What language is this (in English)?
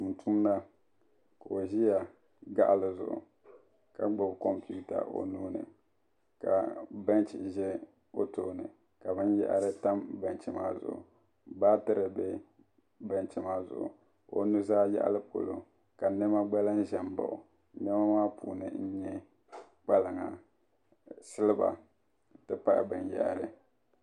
Dagbani